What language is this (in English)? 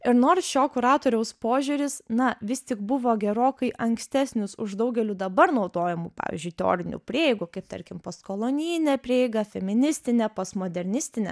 Lithuanian